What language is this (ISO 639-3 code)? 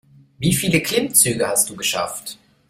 deu